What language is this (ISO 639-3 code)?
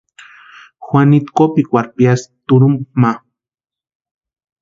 pua